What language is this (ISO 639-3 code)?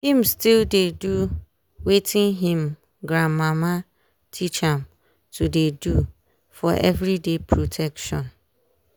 pcm